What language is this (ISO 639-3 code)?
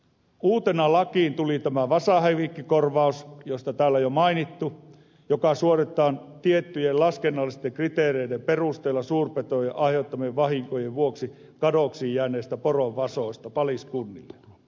fin